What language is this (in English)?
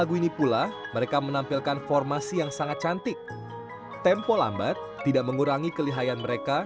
Indonesian